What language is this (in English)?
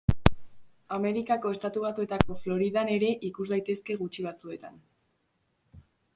Basque